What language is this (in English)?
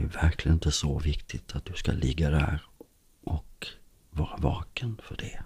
Swedish